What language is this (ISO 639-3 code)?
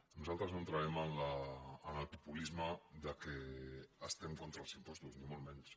cat